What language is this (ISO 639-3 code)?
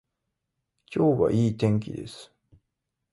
jpn